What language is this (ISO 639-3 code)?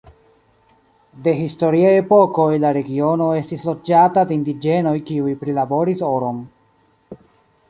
epo